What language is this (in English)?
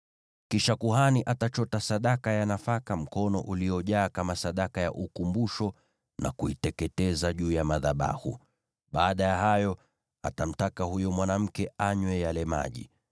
Swahili